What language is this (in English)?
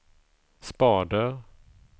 Swedish